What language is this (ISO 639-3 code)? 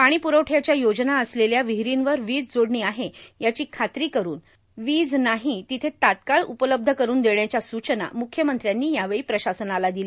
mar